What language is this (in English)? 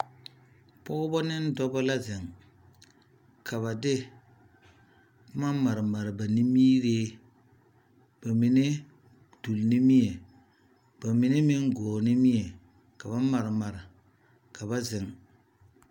Southern Dagaare